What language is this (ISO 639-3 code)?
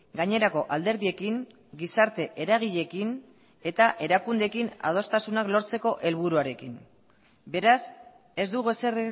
eus